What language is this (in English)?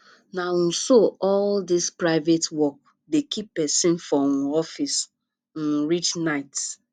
Nigerian Pidgin